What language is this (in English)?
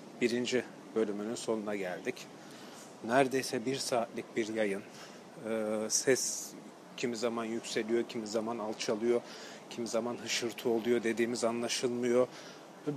Turkish